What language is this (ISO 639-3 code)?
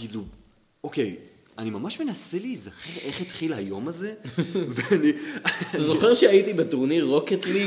heb